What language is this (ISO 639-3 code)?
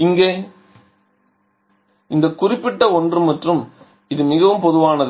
tam